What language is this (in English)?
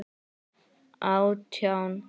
Icelandic